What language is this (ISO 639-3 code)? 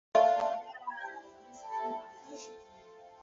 zho